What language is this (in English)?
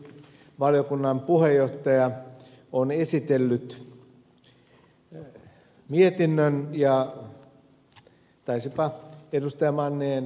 Finnish